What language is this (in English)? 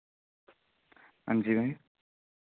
Dogri